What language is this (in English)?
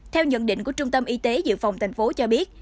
Vietnamese